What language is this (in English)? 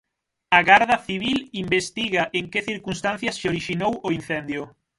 Galician